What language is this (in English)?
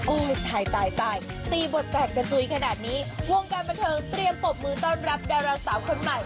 Thai